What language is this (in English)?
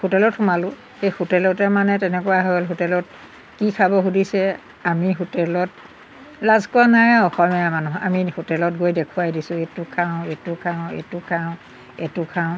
Assamese